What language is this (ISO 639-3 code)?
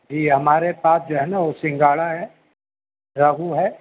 urd